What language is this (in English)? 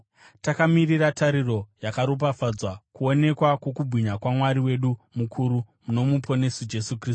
Shona